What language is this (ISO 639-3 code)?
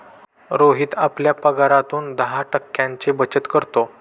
mar